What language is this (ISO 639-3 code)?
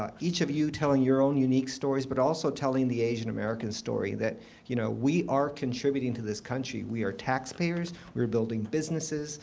eng